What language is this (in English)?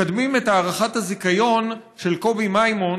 Hebrew